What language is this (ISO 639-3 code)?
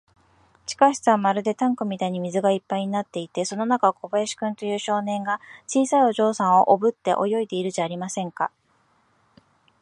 jpn